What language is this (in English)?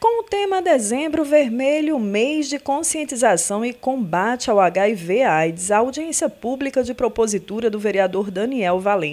Portuguese